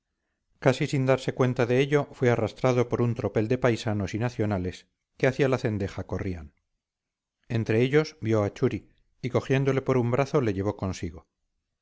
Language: Spanish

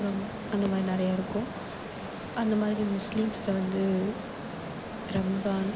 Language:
Tamil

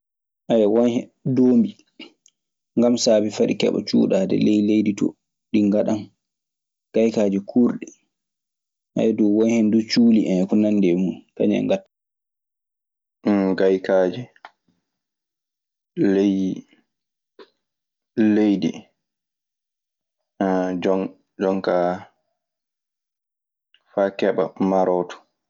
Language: Maasina Fulfulde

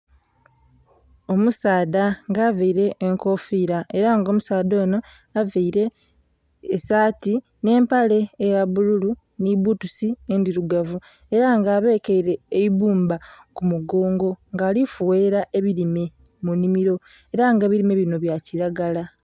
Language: Soga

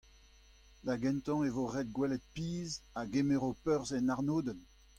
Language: Breton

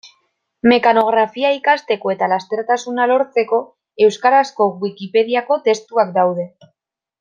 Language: Basque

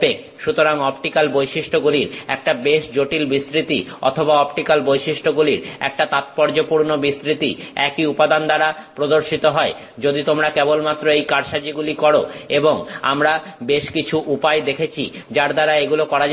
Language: Bangla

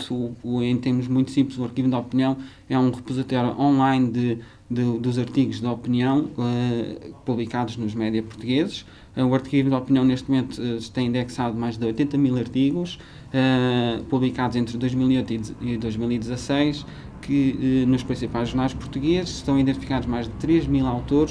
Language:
Portuguese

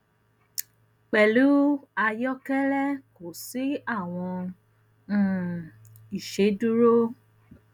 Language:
Yoruba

